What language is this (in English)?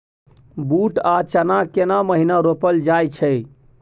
Maithili